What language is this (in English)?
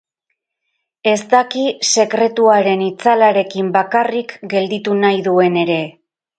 Basque